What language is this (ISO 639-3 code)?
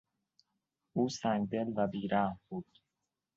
fas